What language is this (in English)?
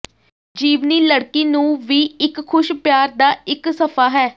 Punjabi